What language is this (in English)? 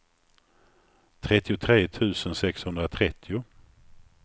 Swedish